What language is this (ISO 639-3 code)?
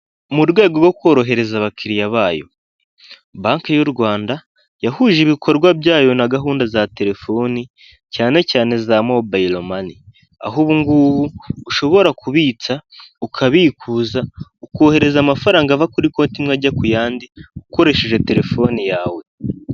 kin